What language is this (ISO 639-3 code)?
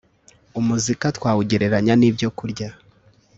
kin